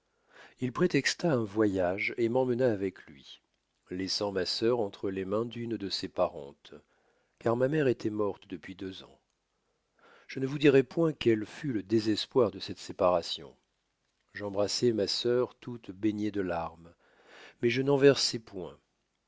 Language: French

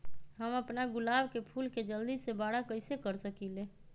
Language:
Magahi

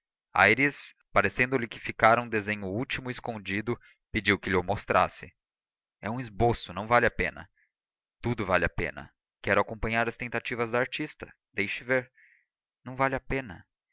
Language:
Portuguese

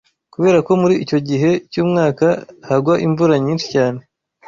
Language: Kinyarwanda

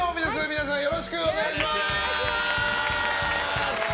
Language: Japanese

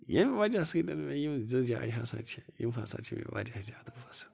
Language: Kashmiri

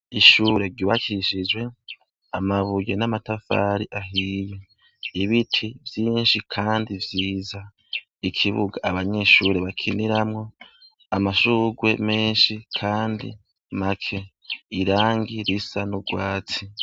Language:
Rundi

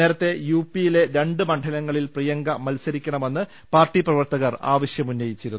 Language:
Malayalam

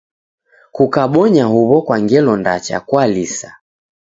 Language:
Taita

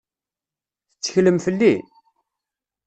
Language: Kabyle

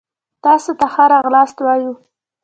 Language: Pashto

